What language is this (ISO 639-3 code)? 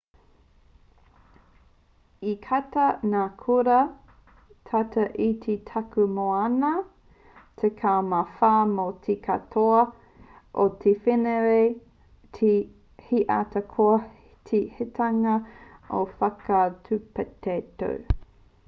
mri